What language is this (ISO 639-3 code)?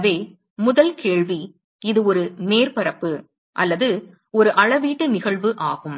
tam